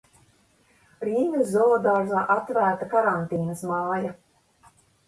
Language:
Latvian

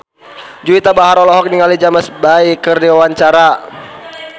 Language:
Sundanese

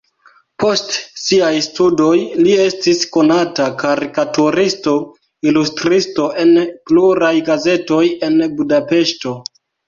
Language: Esperanto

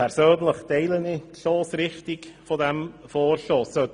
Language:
Swiss German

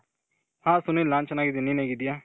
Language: Kannada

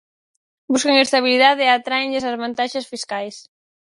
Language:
Galician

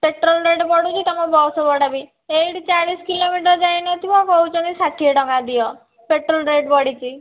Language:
Odia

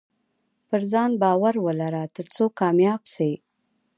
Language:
Pashto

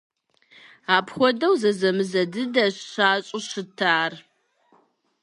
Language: Kabardian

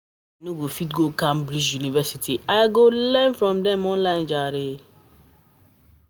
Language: Nigerian Pidgin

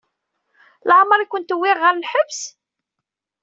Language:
Kabyle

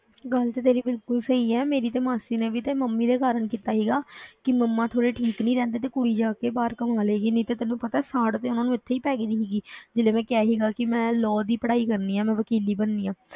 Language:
Punjabi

